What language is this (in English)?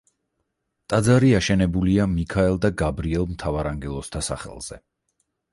Georgian